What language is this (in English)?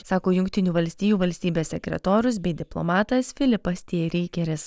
Lithuanian